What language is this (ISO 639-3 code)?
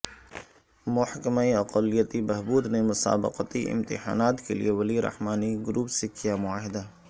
urd